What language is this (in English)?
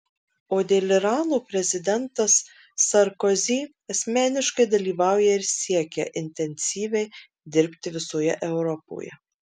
Lithuanian